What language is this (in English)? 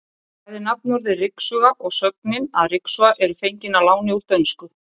Icelandic